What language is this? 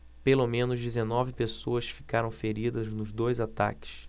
Portuguese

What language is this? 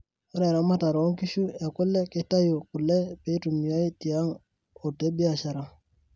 Masai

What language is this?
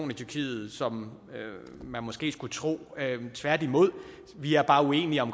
Danish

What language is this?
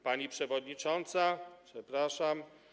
Polish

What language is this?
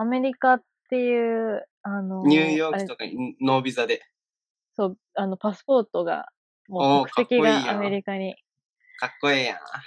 Japanese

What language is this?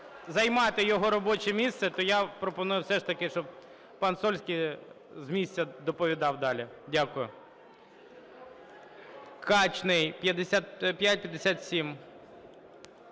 Ukrainian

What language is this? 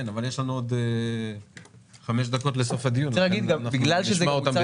Hebrew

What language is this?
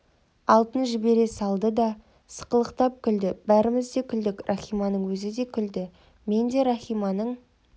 Kazakh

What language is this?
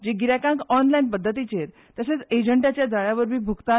Konkani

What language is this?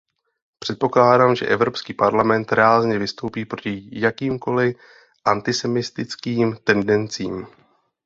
Czech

